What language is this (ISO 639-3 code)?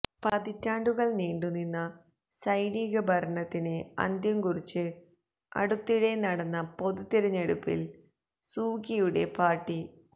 mal